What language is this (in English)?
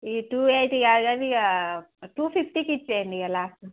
Telugu